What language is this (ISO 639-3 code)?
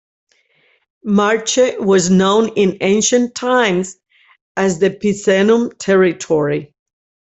eng